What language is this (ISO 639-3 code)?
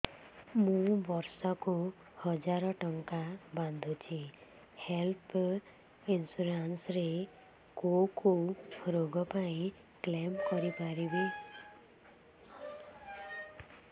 ori